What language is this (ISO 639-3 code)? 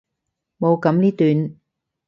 yue